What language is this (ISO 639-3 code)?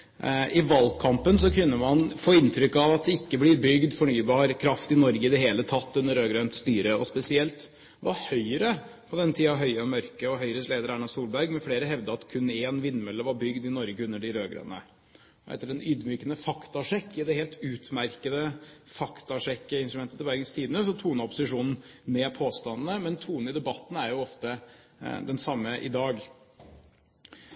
nob